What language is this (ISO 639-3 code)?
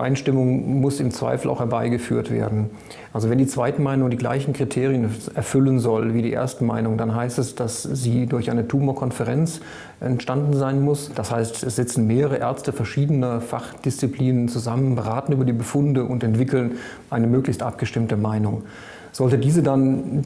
deu